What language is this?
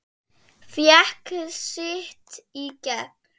Icelandic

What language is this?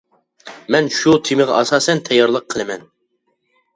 Uyghur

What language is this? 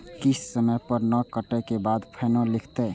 Maithili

